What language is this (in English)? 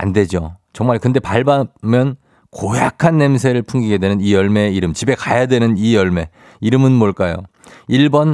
Korean